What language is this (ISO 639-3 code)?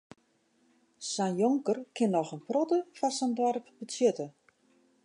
fry